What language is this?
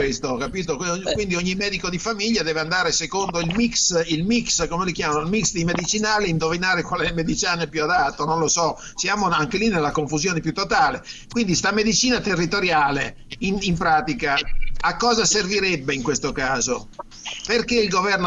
Italian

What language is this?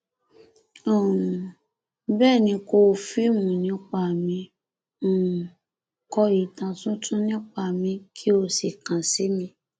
Yoruba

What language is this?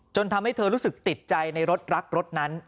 Thai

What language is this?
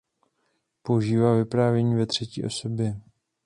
Czech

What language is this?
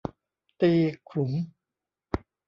Thai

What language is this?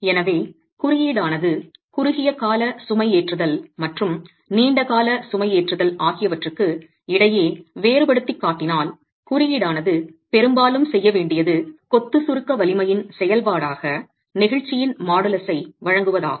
Tamil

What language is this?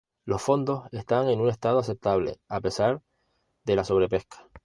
Spanish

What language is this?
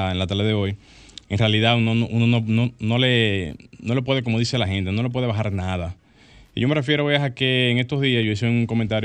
Spanish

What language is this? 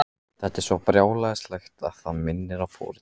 Icelandic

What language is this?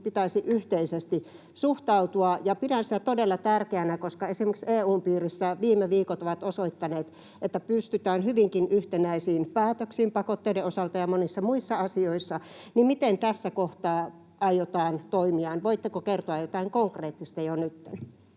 Finnish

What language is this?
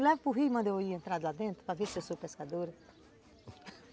Portuguese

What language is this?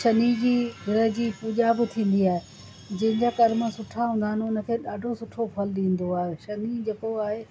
Sindhi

